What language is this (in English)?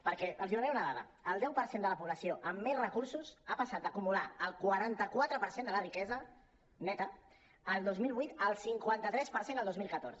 Catalan